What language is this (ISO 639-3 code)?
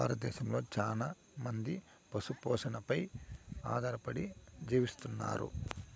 tel